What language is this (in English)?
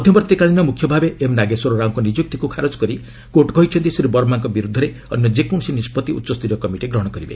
Odia